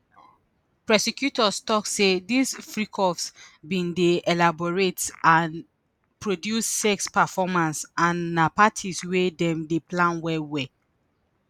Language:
Nigerian Pidgin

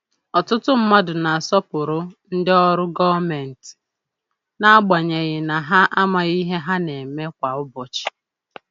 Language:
Igbo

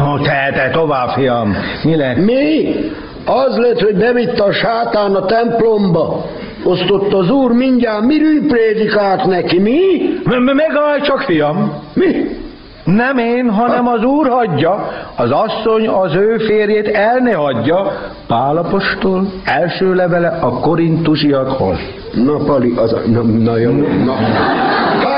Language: Hungarian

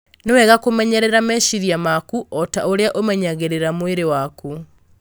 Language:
Kikuyu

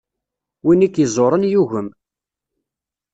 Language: Kabyle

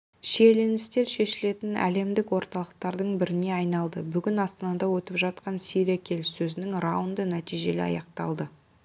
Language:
Kazakh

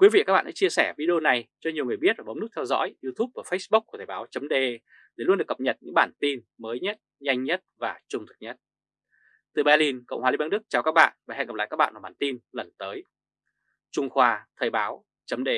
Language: Vietnamese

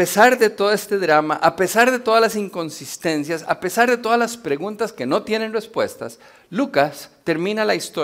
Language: Spanish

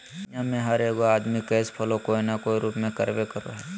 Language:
Magahi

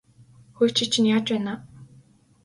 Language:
Mongolian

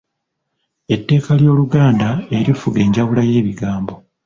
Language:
Ganda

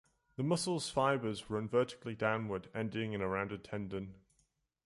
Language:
English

